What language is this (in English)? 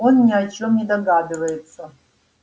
Russian